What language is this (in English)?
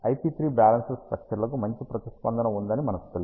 Telugu